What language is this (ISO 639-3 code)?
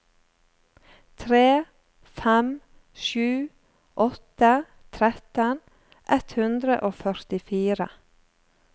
nor